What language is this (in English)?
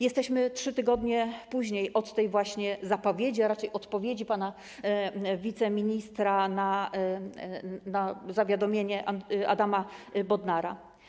Polish